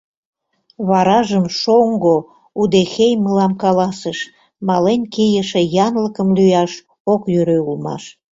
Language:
Mari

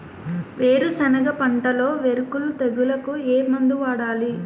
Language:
Telugu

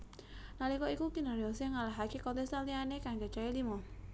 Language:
Javanese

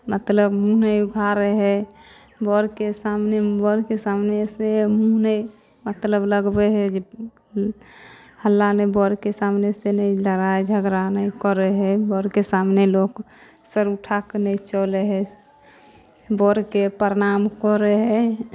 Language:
Maithili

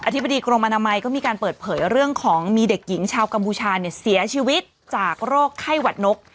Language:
Thai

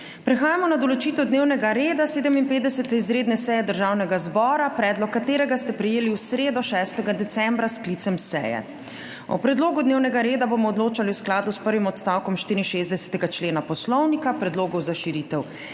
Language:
Slovenian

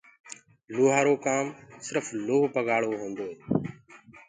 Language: Gurgula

